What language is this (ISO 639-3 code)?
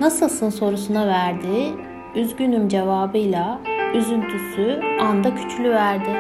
tur